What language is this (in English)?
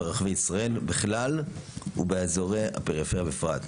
Hebrew